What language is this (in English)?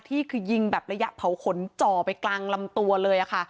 Thai